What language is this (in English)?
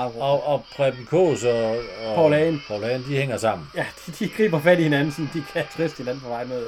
Danish